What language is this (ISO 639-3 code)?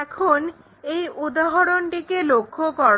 ben